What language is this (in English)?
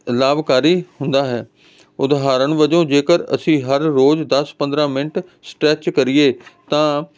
Punjabi